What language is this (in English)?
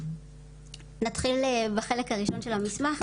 Hebrew